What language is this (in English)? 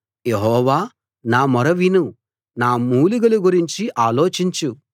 Telugu